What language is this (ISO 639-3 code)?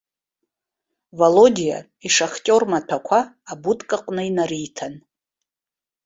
abk